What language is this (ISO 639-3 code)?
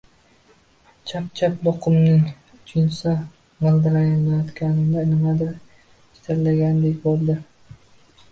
uzb